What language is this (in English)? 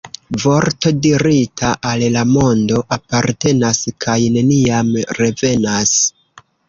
Esperanto